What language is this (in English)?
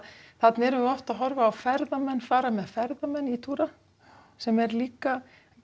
Icelandic